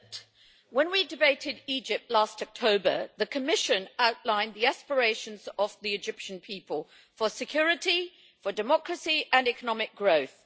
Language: English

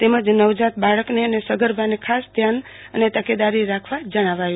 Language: Gujarati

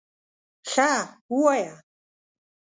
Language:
Pashto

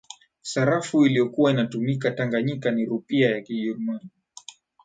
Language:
Swahili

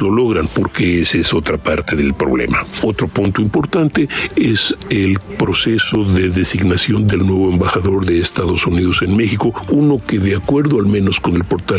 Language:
Spanish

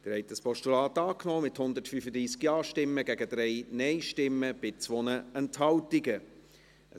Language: Swiss German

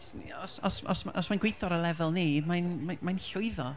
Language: Welsh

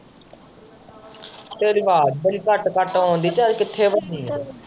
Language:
Punjabi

